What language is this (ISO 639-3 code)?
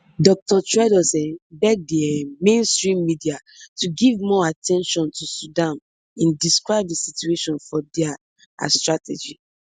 pcm